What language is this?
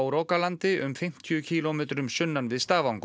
Icelandic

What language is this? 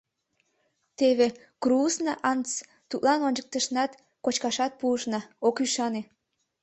Mari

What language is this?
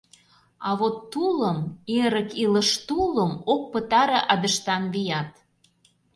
Mari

